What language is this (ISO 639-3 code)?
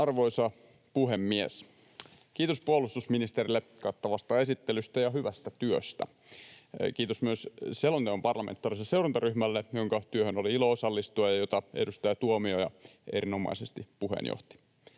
fin